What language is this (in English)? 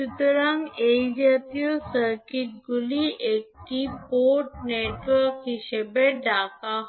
Bangla